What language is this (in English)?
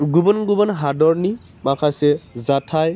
Bodo